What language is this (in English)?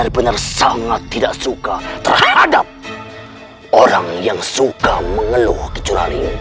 Indonesian